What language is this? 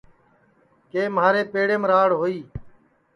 Sansi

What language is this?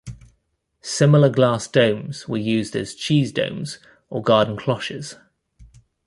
English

